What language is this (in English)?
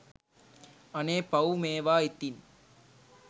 Sinhala